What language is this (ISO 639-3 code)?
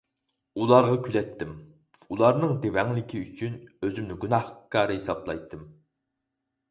uig